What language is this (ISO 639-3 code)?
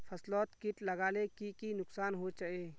mag